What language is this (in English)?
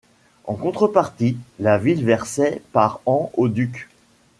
French